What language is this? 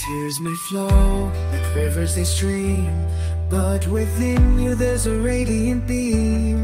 English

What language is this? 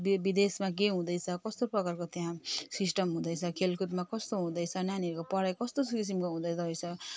Nepali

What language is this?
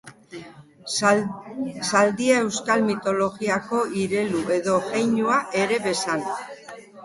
Basque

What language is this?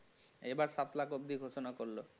Bangla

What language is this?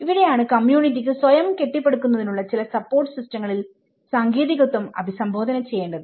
Malayalam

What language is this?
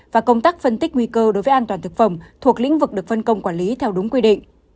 Vietnamese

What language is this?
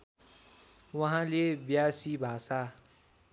Nepali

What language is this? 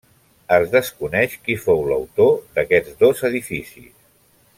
Catalan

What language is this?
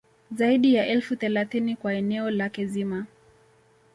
Swahili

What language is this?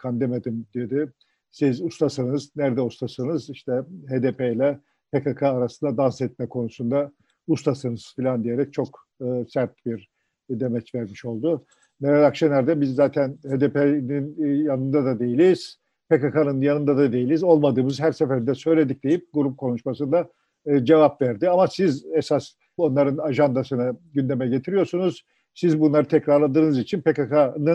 Turkish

